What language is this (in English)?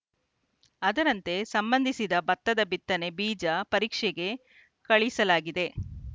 Kannada